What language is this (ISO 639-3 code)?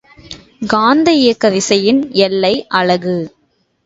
tam